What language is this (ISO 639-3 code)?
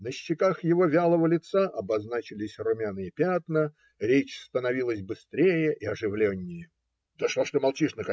rus